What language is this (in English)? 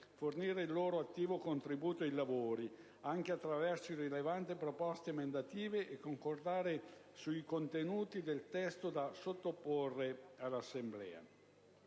Italian